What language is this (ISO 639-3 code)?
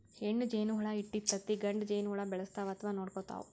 kan